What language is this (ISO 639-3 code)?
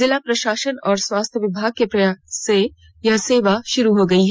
hin